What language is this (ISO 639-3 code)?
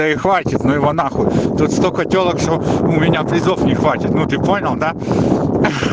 rus